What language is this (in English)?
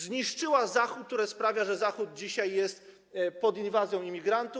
Polish